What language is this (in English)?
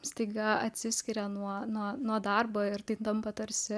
Lithuanian